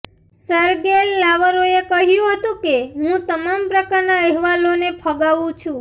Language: Gujarati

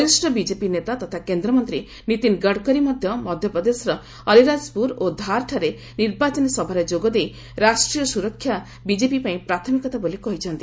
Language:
Odia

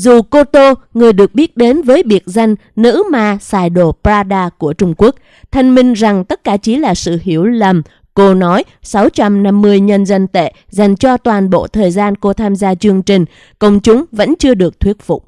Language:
Vietnamese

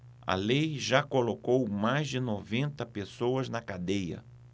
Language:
Portuguese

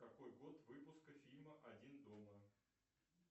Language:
Russian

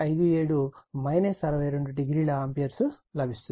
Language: Telugu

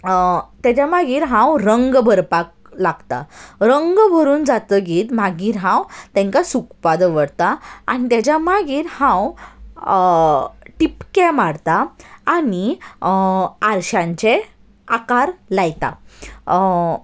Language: Konkani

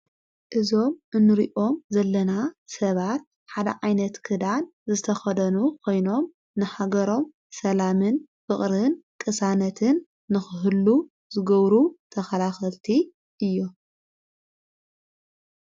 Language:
Tigrinya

